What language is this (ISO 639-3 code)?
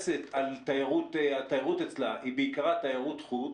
heb